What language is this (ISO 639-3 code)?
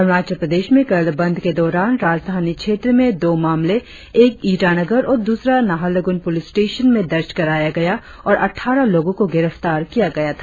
hin